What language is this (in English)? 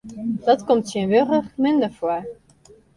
Western Frisian